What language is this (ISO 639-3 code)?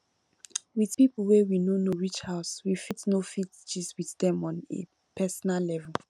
pcm